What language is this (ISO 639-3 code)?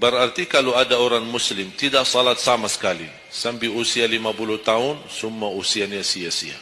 msa